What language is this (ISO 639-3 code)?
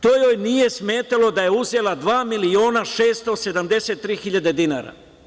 srp